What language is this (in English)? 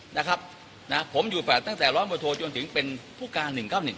Thai